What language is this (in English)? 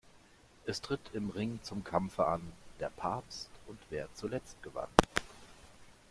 German